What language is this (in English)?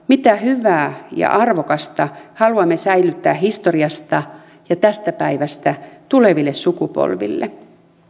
Finnish